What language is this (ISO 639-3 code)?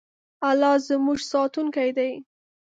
pus